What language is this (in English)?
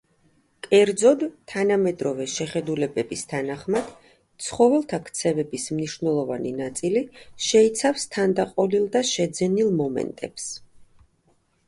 Georgian